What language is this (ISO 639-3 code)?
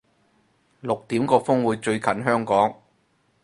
yue